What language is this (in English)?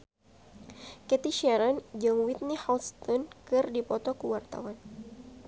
Sundanese